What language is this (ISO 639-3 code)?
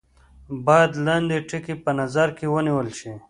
pus